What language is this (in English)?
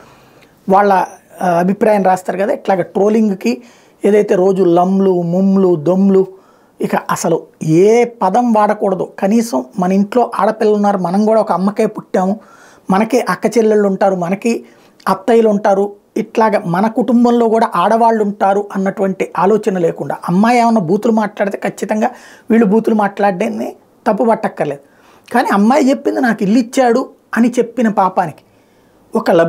Telugu